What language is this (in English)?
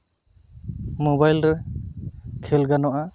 Santali